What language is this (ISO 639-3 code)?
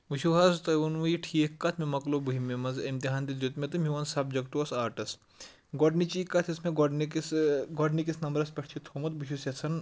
kas